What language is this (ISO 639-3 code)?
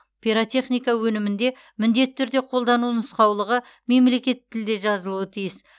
kaz